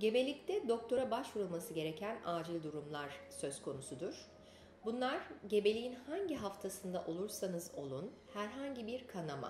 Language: Turkish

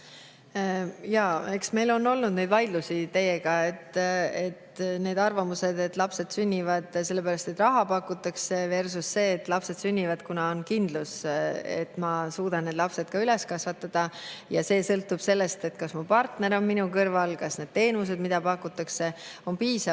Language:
Estonian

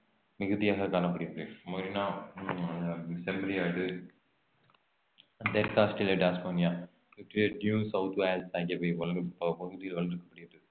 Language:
Tamil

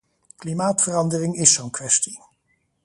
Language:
Dutch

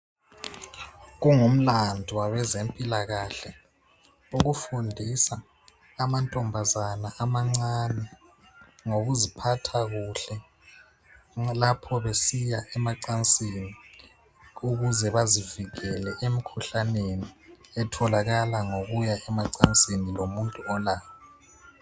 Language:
North Ndebele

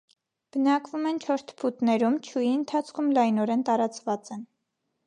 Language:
Armenian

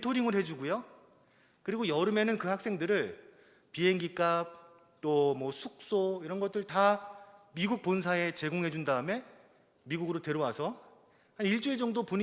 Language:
Korean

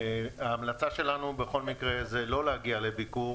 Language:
Hebrew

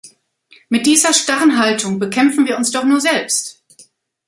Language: German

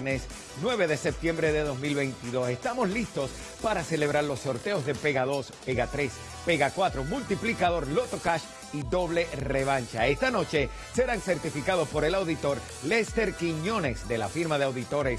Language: Spanish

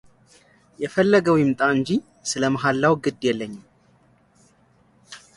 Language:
Amharic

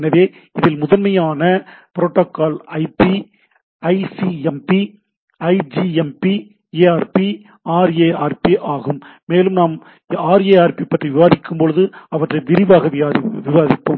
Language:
Tamil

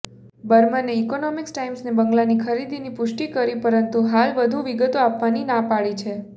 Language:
Gujarati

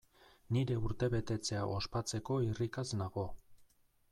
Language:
Basque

